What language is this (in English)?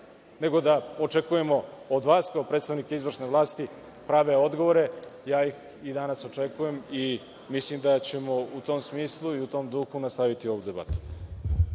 Serbian